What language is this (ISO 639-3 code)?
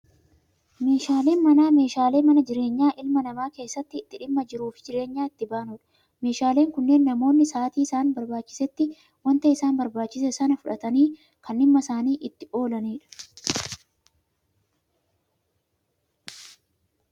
orm